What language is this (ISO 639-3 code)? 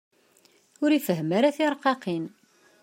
kab